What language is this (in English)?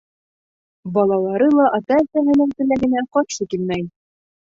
Bashkir